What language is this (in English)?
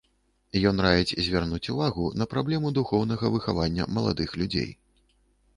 Belarusian